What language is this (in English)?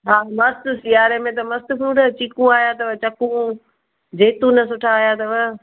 Sindhi